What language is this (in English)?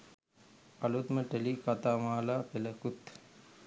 Sinhala